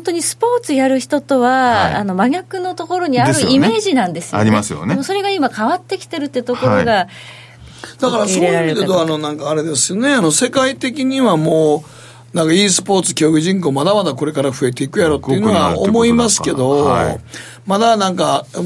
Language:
Japanese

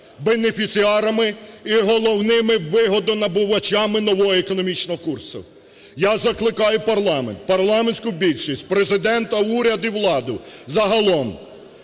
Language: Ukrainian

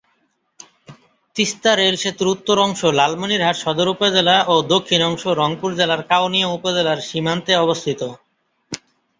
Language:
Bangla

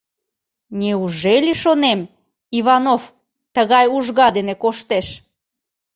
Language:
Mari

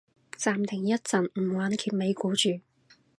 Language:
Cantonese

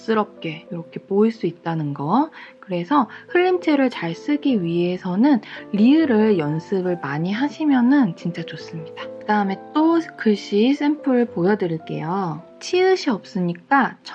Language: Korean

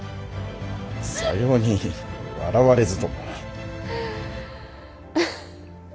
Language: Japanese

